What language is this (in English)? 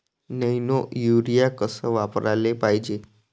Marathi